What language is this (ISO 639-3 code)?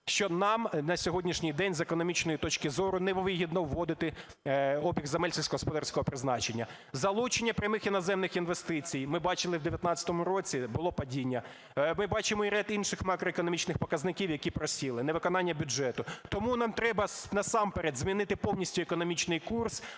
ukr